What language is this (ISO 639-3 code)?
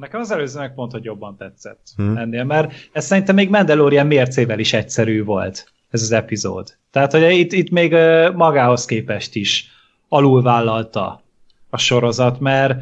hun